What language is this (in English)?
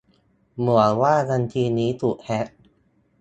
Thai